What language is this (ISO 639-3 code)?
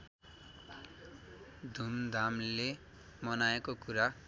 nep